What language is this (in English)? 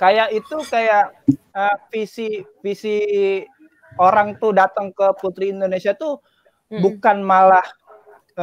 Indonesian